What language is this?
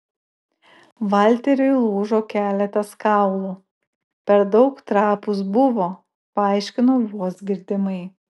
Lithuanian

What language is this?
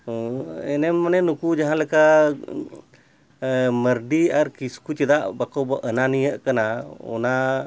Santali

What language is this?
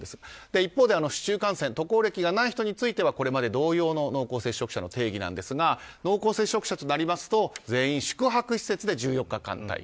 Japanese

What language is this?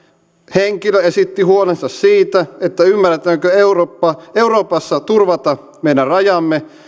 Finnish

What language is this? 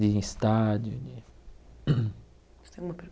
Portuguese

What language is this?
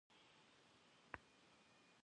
Kabardian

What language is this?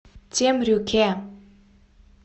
Russian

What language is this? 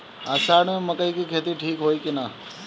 Bhojpuri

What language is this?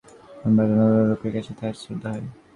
Bangla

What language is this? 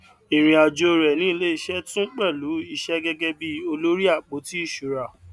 Yoruba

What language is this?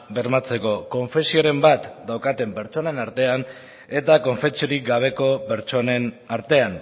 Basque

